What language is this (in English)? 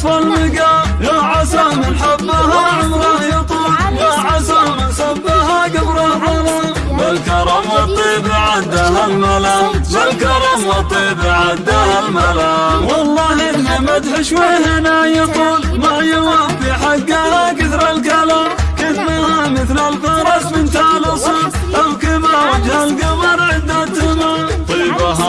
Arabic